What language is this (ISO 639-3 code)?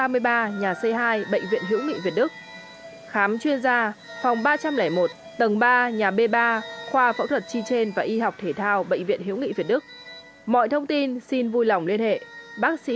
vie